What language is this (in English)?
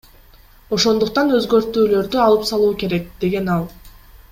Kyrgyz